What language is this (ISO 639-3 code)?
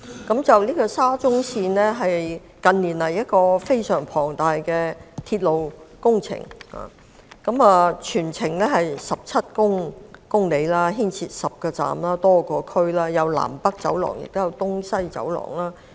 yue